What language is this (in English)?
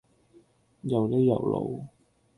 Cantonese